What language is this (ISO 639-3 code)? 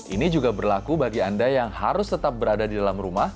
ind